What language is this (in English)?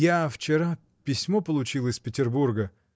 Russian